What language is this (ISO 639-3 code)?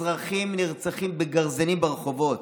heb